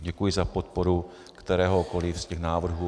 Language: Czech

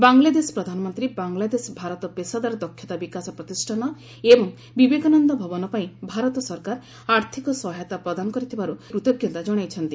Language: Odia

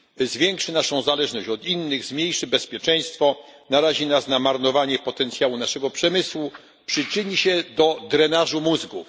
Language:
Polish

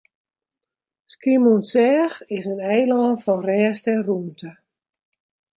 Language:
Western Frisian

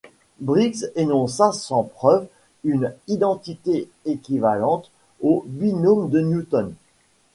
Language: French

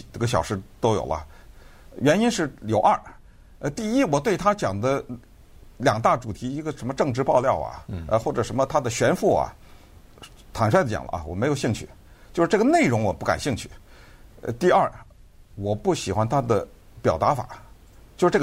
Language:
Chinese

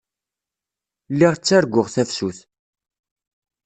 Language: Kabyle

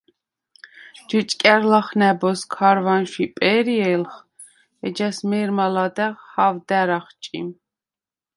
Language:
Svan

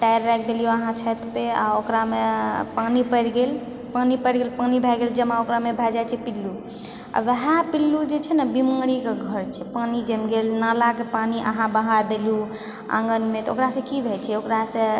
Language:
Maithili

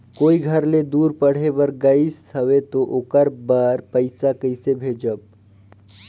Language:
Chhattisgarhi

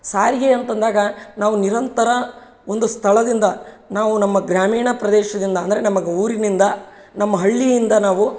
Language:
Kannada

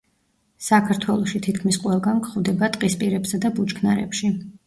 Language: Georgian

